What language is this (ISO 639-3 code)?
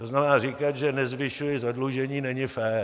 ces